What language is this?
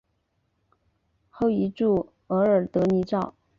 Chinese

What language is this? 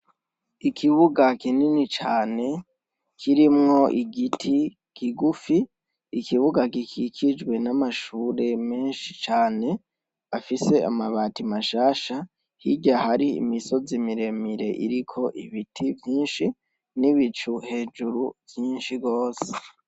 Rundi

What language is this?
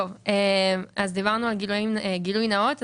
Hebrew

